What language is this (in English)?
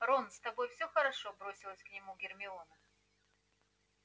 Russian